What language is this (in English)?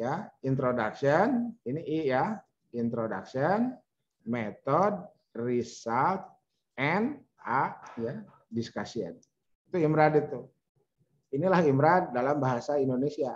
Indonesian